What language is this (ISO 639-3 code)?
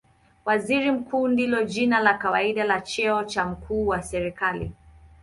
swa